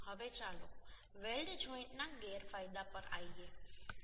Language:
Gujarati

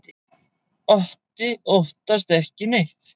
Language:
Icelandic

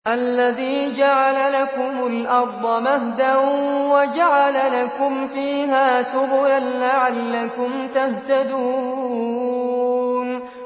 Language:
Arabic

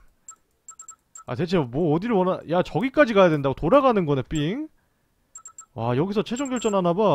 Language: Korean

